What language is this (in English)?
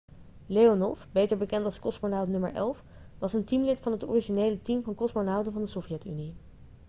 Dutch